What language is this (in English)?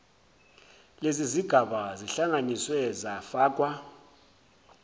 Zulu